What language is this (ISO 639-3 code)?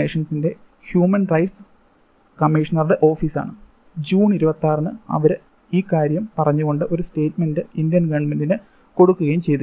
mal